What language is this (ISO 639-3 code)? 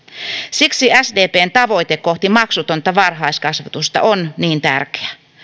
fin